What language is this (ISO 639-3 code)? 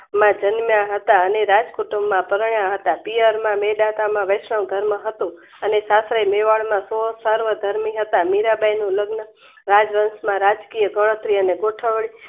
guj